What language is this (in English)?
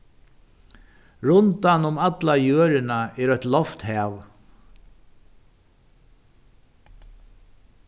Faroese